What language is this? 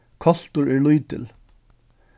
Faroese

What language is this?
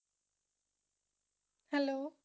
Punjabi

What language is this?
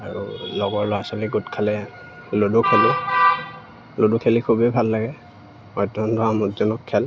Assamese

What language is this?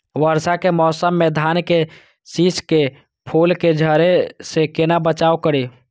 Maithili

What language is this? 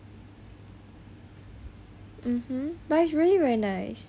English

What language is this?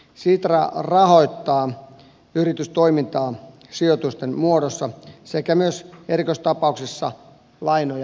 Finnish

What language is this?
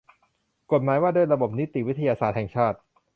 Thai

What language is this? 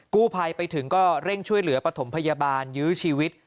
Thai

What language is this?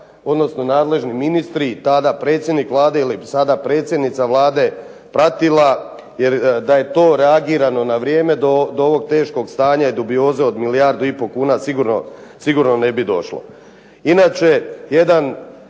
Croatian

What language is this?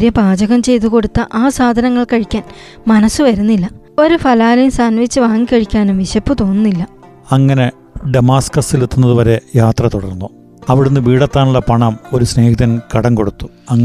Malayalam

